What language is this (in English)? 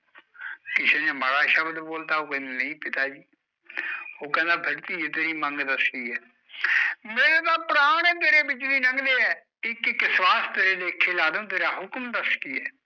Punjabi